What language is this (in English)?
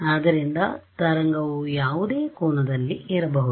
Kannada